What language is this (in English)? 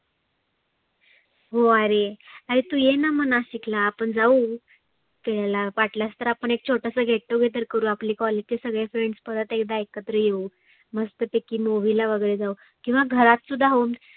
Marathi